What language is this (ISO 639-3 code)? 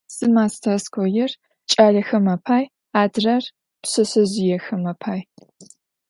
ady